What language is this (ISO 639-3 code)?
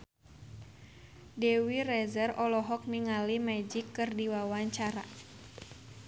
sun